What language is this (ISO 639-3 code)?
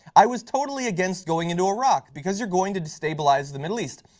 eng